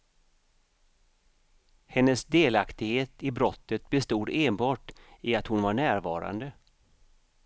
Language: Swedish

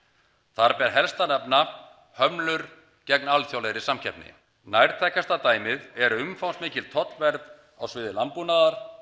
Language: Icelandic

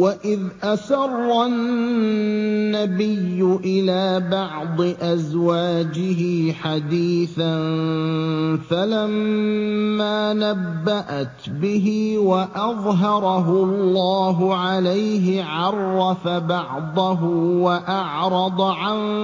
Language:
Arabic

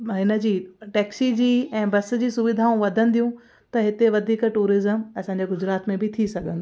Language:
Sindhi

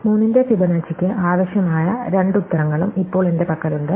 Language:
Malayalam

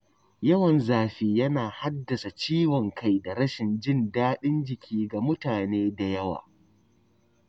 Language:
Hausa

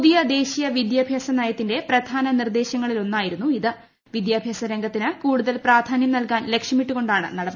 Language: Malayalam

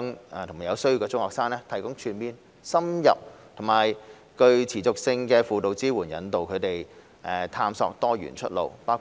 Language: Cantonese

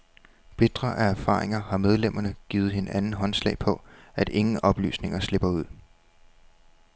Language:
Danish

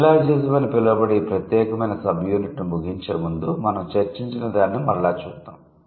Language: Telugu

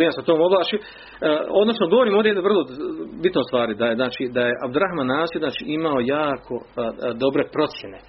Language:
Croatian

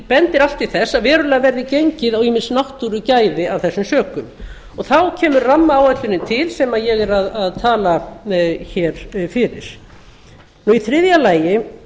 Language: Icelandic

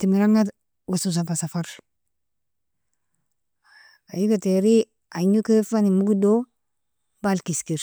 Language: Nobiin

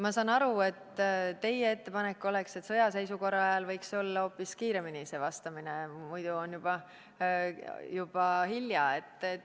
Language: Estonian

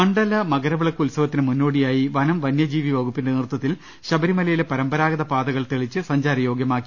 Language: Malayalam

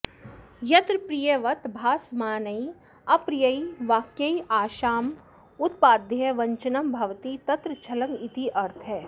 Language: Sanskrit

